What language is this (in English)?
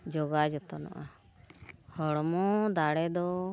Santali